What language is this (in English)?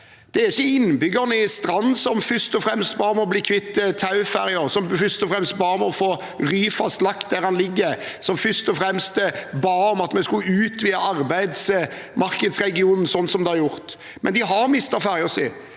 Norwegian